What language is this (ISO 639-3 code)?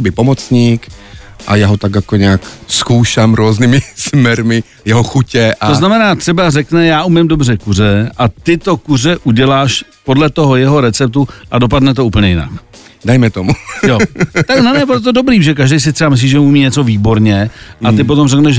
ces